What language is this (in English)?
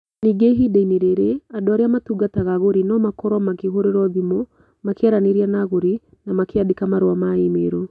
Kikuyu